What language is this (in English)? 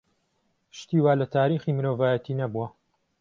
Central Kurdish